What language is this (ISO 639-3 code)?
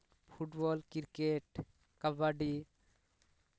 sat